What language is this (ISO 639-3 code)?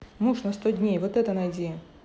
rus